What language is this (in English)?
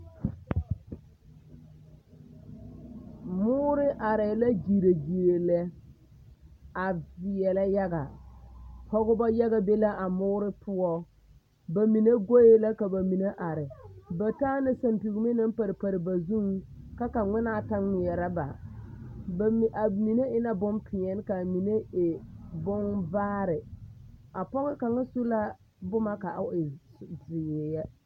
Southern Dagaare